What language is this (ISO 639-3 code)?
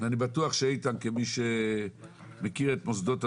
heb